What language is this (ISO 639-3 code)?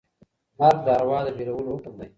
pus